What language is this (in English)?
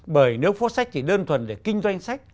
Vietnamese